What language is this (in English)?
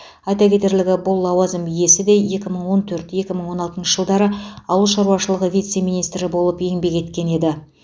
Kazakh